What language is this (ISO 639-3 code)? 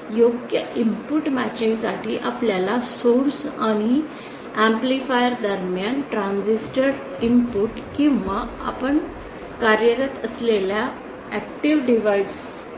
mar